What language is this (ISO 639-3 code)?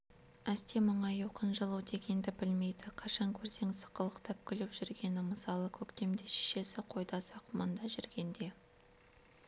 kaz